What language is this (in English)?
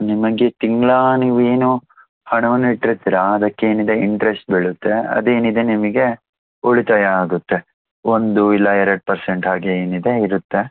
Kannada